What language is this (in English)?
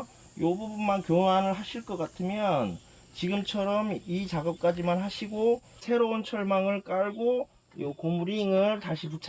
Korean